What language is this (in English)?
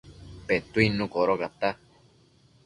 Matsés